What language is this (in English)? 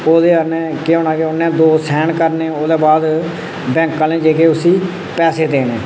Dogri